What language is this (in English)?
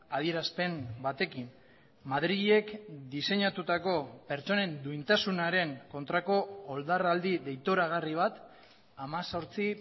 Basque